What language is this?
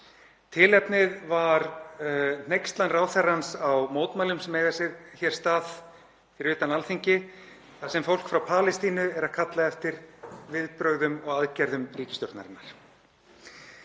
Icelandic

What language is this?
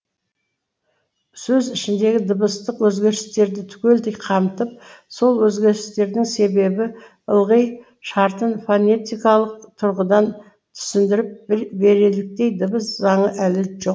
Kazakh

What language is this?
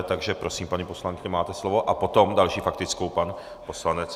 Czech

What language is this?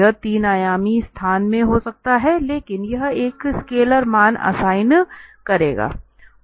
Hindi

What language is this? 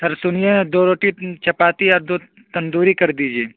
Urdu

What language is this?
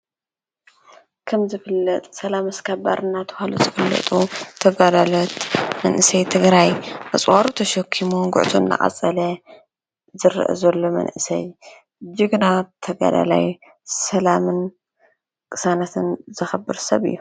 Tigrinya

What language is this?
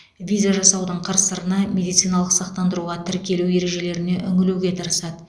Kazakh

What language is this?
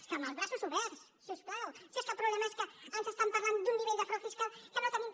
Catalan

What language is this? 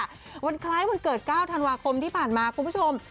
Thai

